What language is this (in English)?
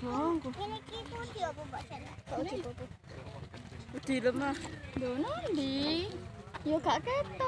Spanish